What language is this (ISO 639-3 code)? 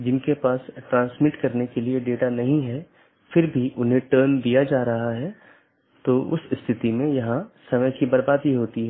hin